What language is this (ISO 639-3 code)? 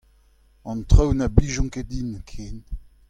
bre